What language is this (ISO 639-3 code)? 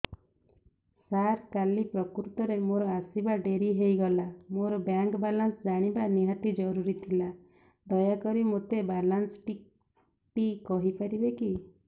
ori